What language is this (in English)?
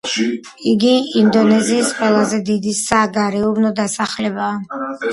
Georgian